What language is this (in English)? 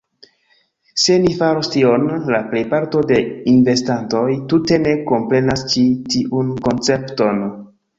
Esperanto